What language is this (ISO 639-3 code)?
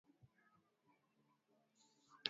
swa